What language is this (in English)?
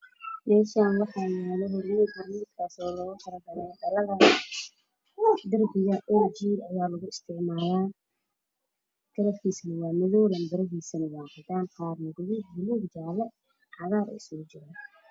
Somali